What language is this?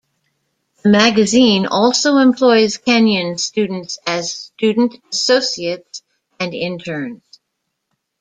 English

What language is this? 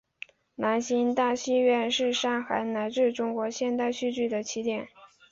Chinese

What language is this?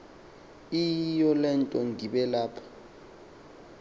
Xhosa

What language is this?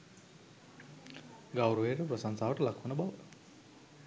Sinhala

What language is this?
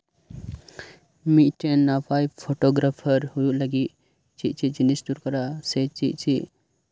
Santali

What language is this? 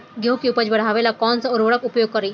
Bhojpuri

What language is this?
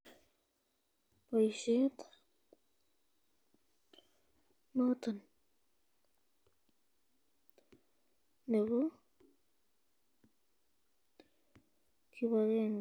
Kalenjin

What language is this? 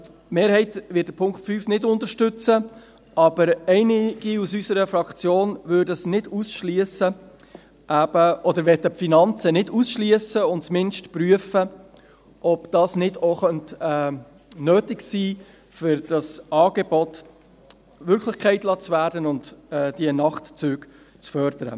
Swiss German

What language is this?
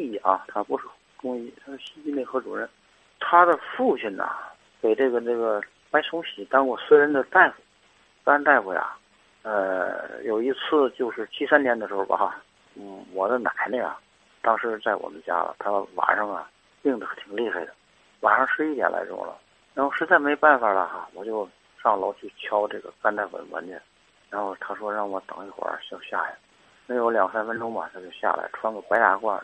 Chinese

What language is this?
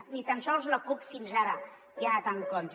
Catalan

